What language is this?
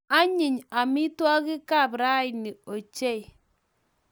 Kalenjin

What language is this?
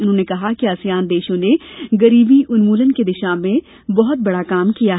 Hindi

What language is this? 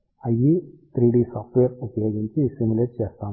Telugu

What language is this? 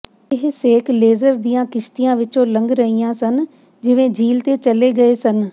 Punjabi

